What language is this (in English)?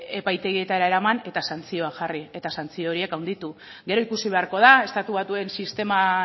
Basque